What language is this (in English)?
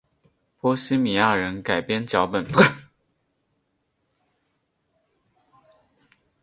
Chinese